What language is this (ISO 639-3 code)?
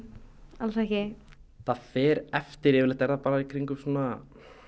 isl